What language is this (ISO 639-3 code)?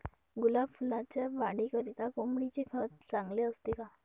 mar